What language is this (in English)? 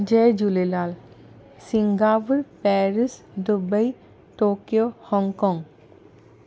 Sindhi